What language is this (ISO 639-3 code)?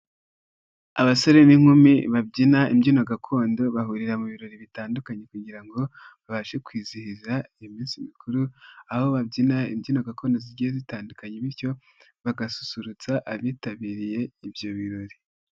kin